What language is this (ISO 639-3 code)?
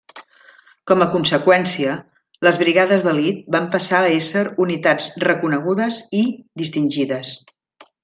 cat